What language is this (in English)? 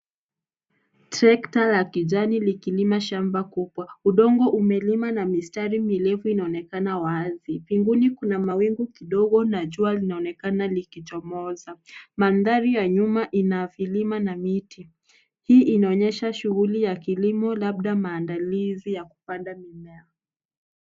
Swahili